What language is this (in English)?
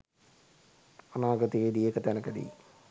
Sinhala